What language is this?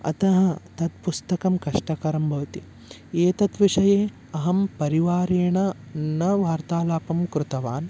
Sanskrit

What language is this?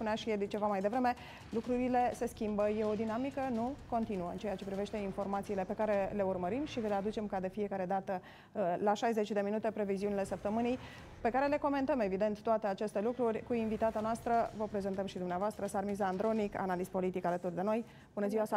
Romanian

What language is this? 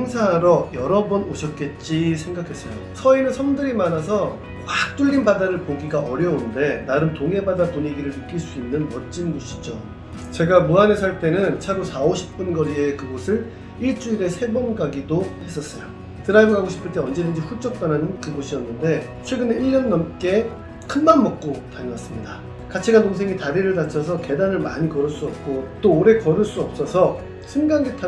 Korean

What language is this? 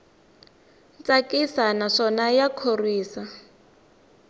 Tsonga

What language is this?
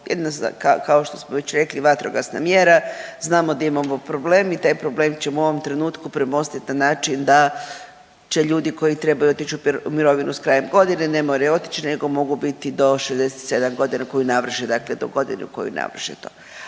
Croatian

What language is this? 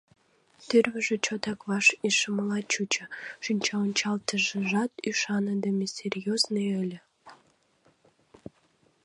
Mari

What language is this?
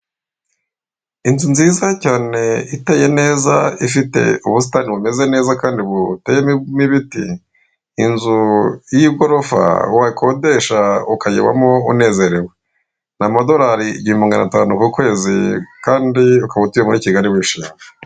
Kinyarwanda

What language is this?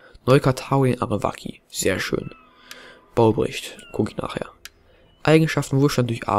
German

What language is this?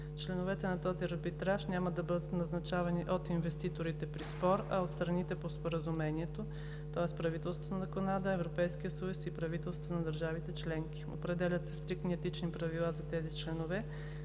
Bulgarian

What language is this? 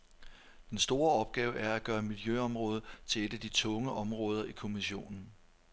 Danish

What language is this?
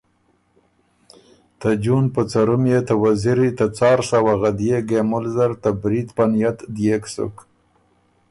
Ormuri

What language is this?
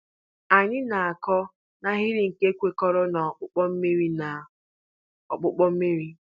Igbo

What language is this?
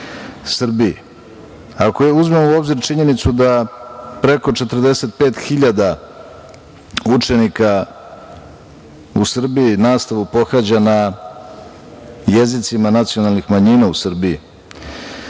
Serbian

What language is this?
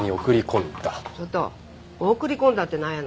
Japanese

